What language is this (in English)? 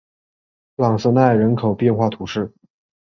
Chinese